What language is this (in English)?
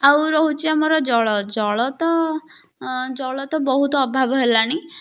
Odia